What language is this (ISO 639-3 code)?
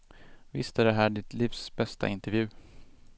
swe